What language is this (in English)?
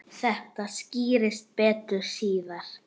Icelandic